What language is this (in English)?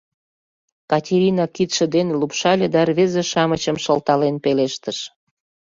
Mari